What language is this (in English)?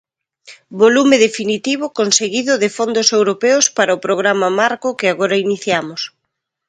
Galician